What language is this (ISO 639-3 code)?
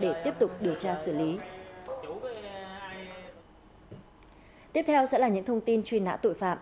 vie